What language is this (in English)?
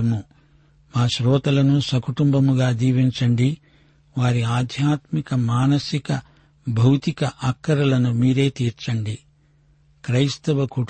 Telugu